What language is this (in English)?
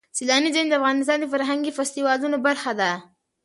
Pashto